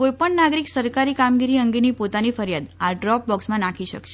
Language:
Gujarati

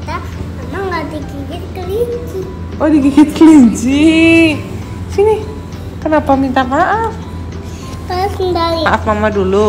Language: Indonesian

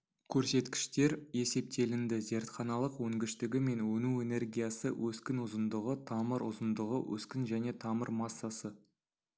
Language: Kazakh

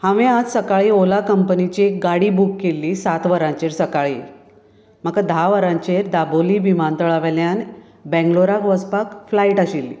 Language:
Konkani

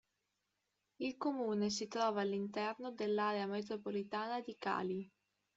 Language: Italian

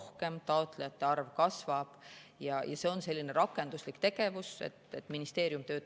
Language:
Estonian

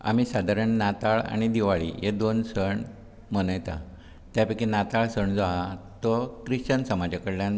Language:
Konkani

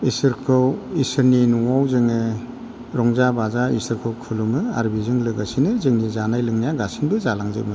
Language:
Bodo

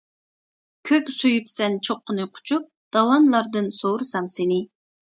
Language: Uyghur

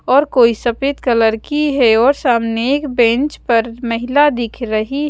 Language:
Hindi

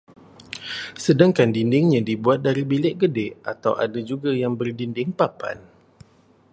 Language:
Malay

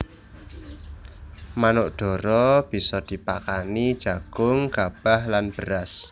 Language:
Javanese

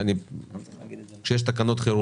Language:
Hebrew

